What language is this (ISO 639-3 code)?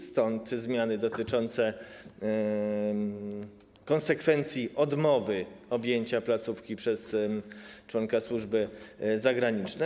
pol